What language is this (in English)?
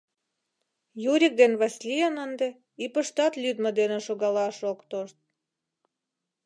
Mari